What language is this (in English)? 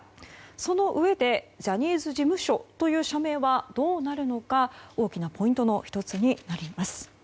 Japanese